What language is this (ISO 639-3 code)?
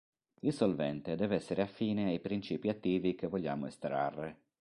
ita